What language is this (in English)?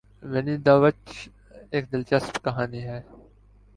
Urdu